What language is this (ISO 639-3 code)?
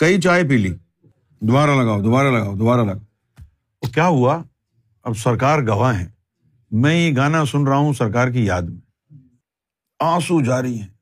urd